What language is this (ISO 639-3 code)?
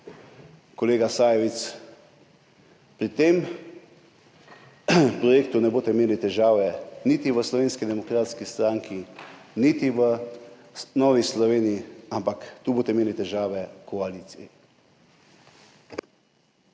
slv